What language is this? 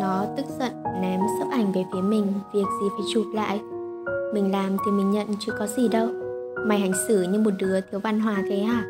Vietnamese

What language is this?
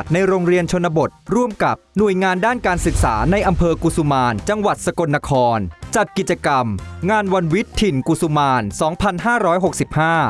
Thai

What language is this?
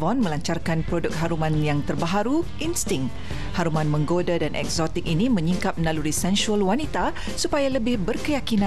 Malay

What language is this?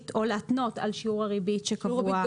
Hebrew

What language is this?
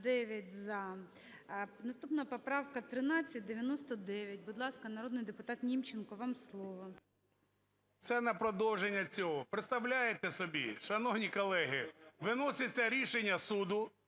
Ukrainian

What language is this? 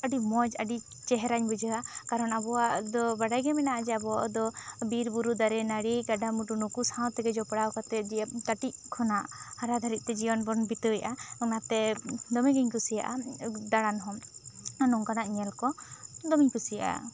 Santali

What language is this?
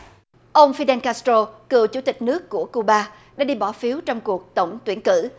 Vietnamese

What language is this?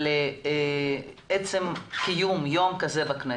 Hebrew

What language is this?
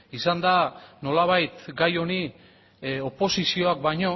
Basque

